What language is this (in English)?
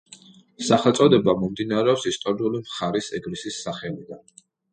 Georgian